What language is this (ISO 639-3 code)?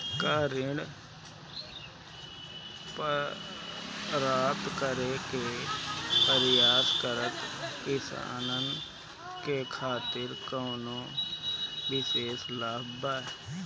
bho